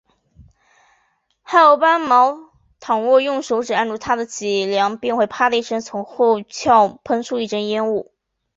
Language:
Chinese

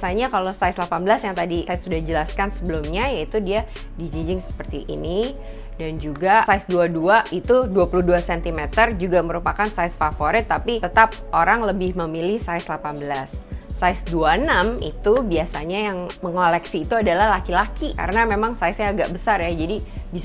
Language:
Indonesian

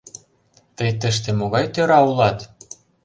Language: Mari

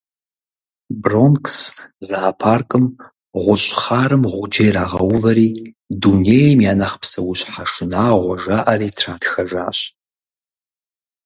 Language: Kabardian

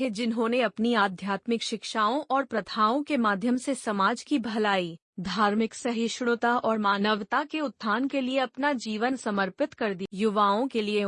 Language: Hindi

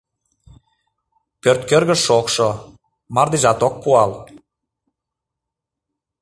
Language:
Mari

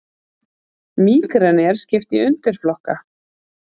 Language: Icelandic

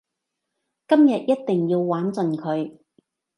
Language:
Cantonese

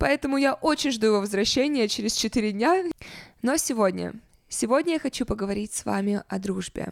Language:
Russian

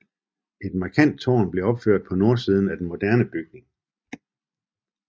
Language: Danish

